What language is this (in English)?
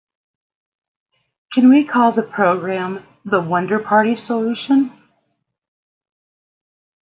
English